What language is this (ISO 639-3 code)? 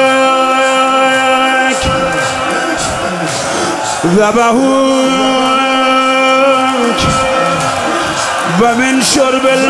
fas